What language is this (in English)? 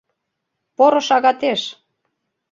Mari